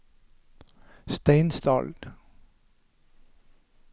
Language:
Norwegian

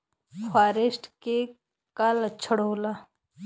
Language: Bhojpuri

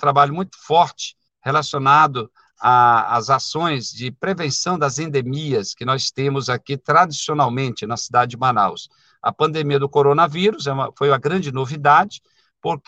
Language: Portuguese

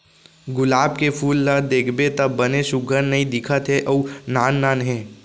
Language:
Chhattisgarhi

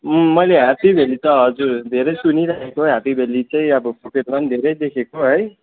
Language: Nepali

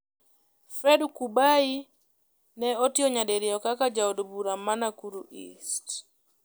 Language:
Luo (Kenya and Tanzania)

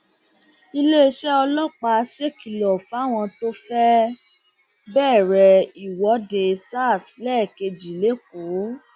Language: Yoruba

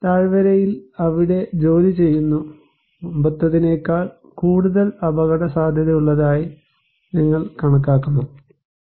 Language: Malayalam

